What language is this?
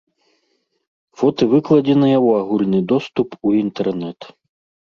Belarusian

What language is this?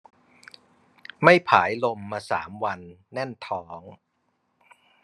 Thai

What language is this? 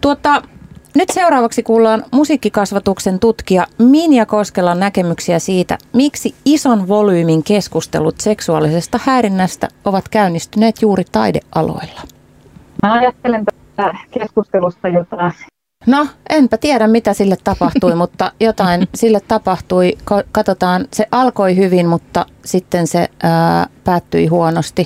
Finnish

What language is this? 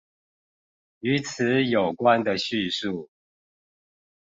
Chinese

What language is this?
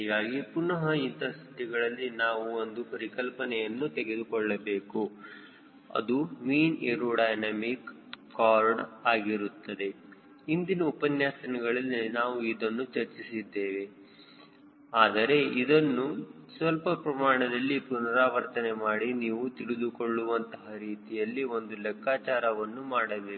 Kannada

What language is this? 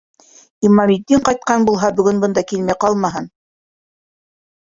Bashkir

